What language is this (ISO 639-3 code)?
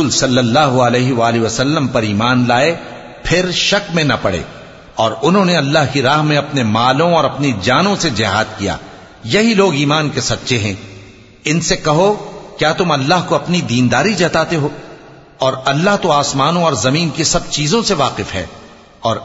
ara